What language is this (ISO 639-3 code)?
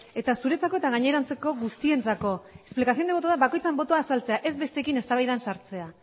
eus